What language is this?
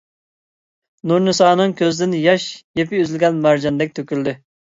Uyghur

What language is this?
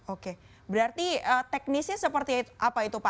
Indonesian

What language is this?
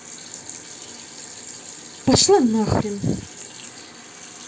Russian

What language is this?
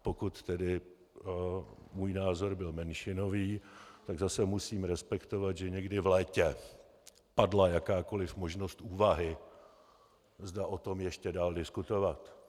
Czech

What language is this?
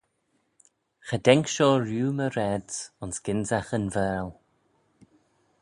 Manx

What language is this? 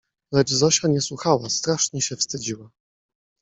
Polish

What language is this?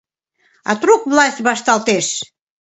Mari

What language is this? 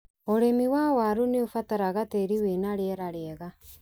Kikuyu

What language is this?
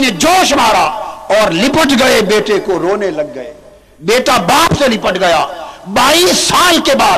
Urdu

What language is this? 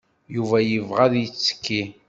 Kabyle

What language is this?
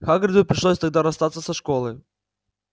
Russian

